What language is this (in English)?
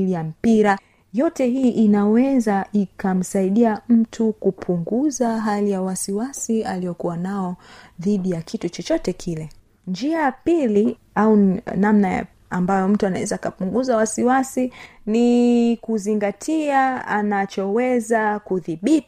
Swahili